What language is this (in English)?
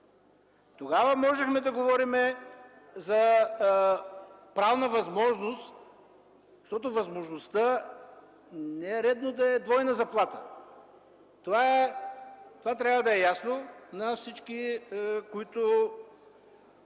Bulgarian